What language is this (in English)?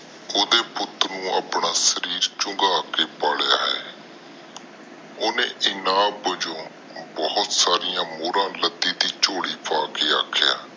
Punjabi